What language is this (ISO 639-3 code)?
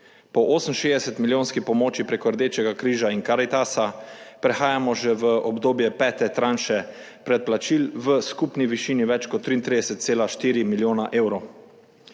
slv